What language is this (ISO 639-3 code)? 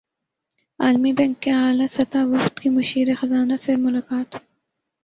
urd